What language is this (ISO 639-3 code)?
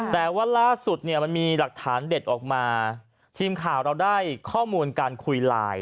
tha